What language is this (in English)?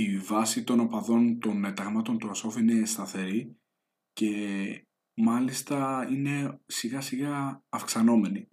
Greek